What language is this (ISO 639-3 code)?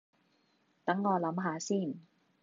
yue